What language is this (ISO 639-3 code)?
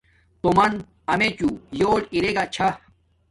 dmk